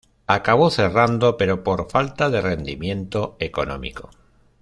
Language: Spanish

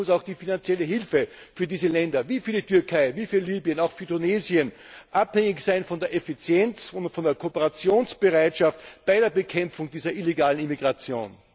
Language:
German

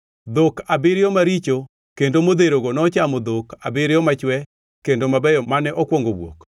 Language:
Luo (Kenya and Tanzania)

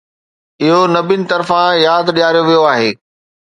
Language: Sindhi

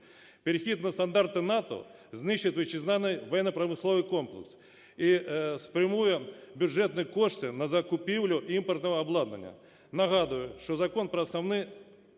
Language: Ukrainian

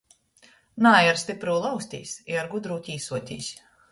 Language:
Latgalian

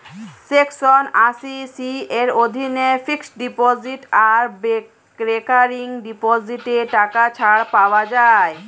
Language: Bangla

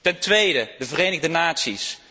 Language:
Dutch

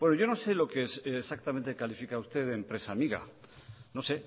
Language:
Spanish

